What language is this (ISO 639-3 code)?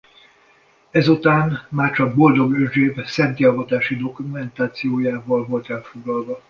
hun